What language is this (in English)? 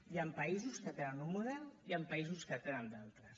Catalan